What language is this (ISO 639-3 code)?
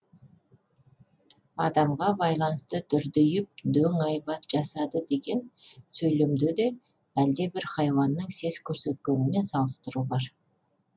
kaz